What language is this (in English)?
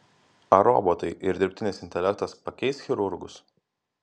Lithuanian